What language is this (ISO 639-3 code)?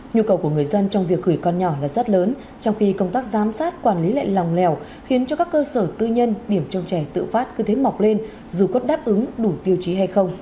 vie